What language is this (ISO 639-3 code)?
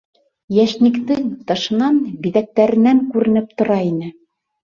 bak